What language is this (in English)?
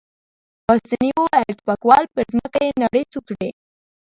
Pashto